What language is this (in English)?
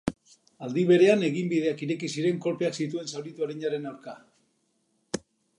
Basque